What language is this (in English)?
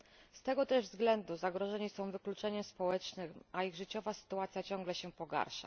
Polish